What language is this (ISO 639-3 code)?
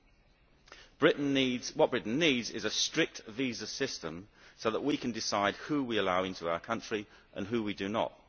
eng